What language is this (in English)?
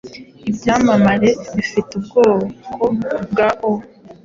Kinyarwanda